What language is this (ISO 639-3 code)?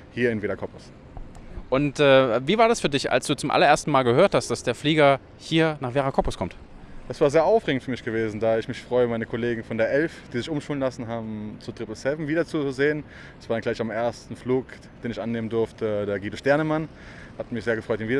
deu